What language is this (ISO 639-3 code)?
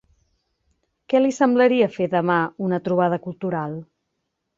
cat